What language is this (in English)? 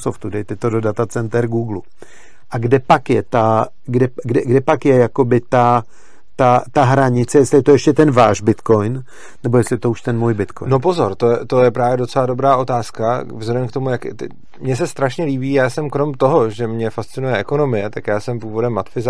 Czech